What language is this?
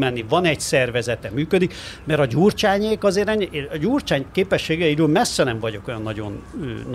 Hungarian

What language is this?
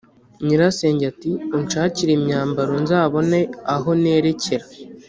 Kinyarwanda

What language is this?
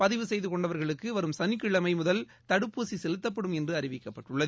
Tamil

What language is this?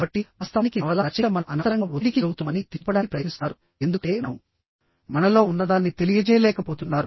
Telugu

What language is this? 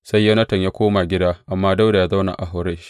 Hausa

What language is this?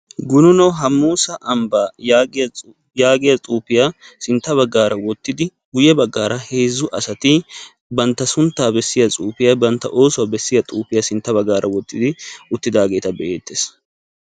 Wolaytta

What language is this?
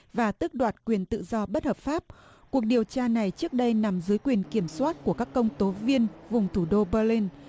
Vietnamese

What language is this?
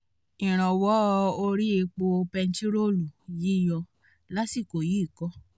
Yoruba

